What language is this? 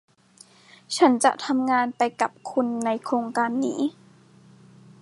Thai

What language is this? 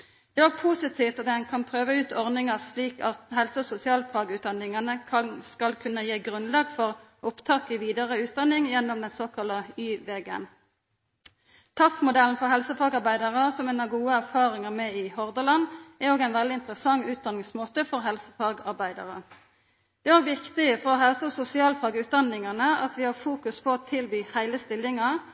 Norwegian Nynorsk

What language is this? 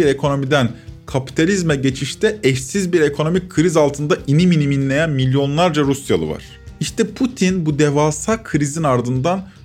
Turkish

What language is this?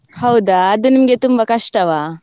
Kannada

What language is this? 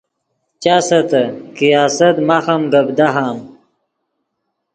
Yidgha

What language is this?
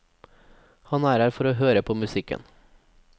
Norwegian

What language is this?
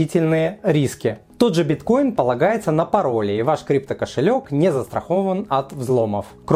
Russian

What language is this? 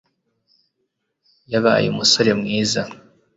Kinyarwanda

